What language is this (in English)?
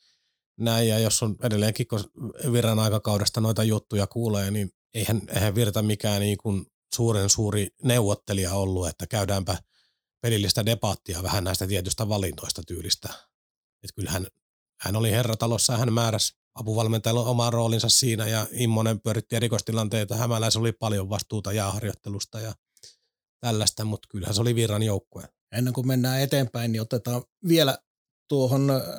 Finnish